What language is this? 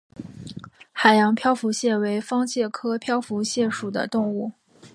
Chinese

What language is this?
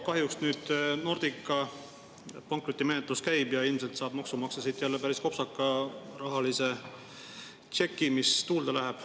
Estonian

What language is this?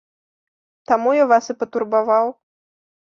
Belarusian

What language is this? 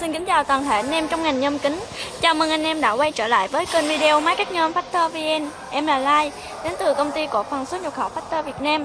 Vietnamese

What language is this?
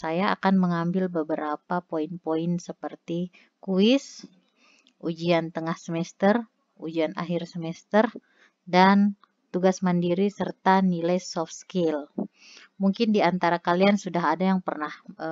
Indonesian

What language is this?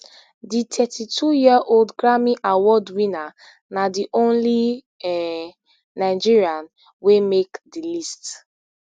Nigerian Pidgin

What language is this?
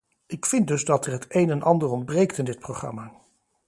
Dutch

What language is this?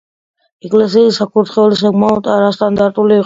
Georgian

